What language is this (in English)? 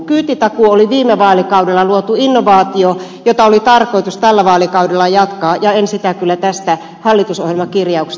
Finnish